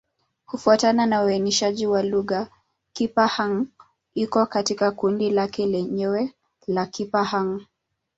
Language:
Swahili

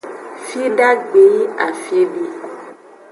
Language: Aja (Benin)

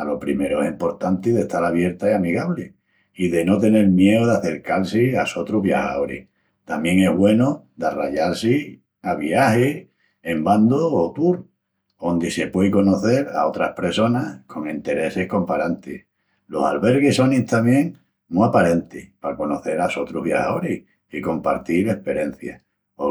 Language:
Extremaduran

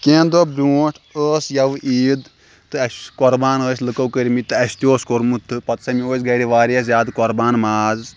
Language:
Kashmiri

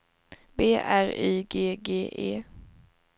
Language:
Swedish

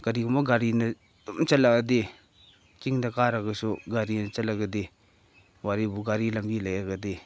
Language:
Manipuri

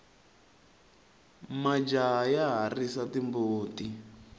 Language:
Tsonga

